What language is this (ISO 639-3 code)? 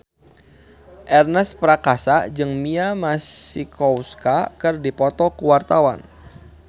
sun